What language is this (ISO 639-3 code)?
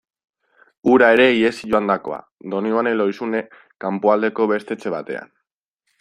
eus